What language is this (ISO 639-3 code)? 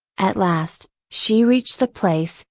eng